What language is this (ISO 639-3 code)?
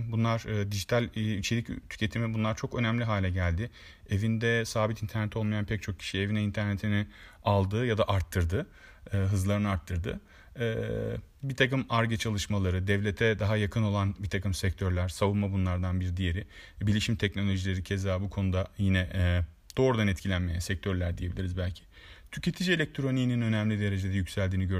tur